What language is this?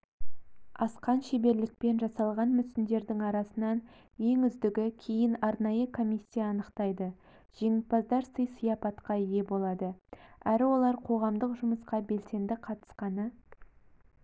Kazakh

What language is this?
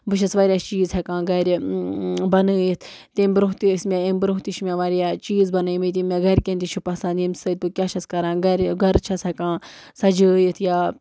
Kashmiri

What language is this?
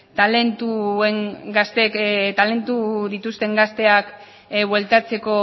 Basque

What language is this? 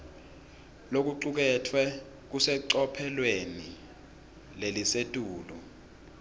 Swati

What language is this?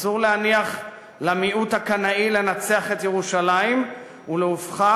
Hebrew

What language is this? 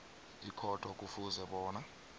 South Ndebele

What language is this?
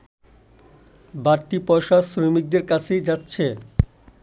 Bangla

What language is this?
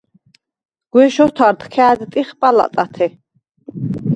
Svan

